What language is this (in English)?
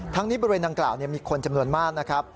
Thai